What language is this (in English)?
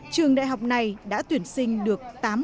Vietnamese